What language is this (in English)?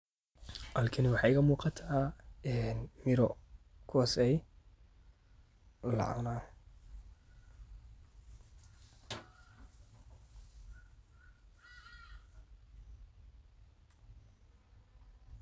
Somali